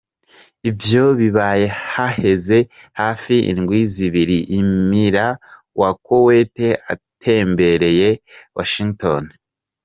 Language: Kinyarwanda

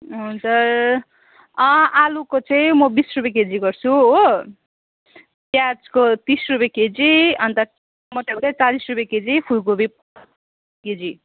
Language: Nepali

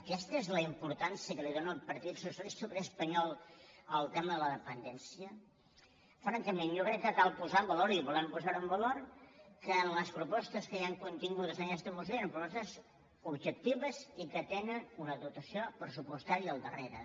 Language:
Catalan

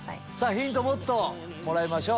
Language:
Japanese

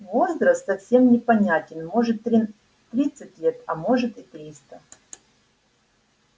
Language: Russian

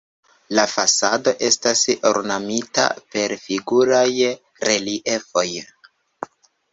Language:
Esperanto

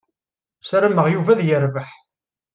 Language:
Kabyle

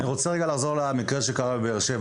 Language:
Hebrew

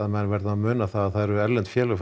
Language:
Icelandic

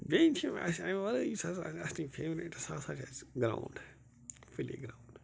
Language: Kashmiri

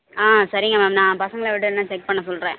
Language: Tamil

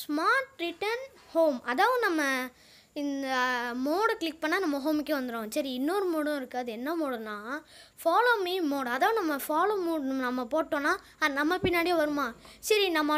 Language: English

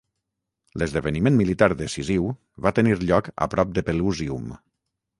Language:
Catalan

